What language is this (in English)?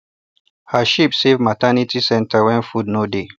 Nigerian Pidgin